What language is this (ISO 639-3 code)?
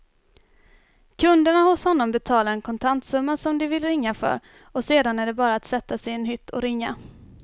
swe